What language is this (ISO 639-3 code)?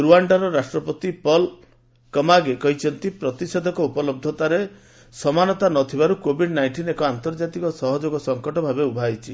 ori